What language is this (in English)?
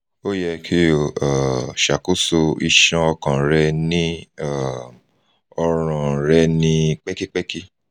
Yoruba